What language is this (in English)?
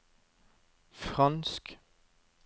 Norwegian